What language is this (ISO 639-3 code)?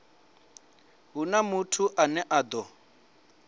ven